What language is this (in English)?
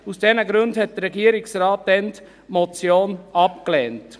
Swiss German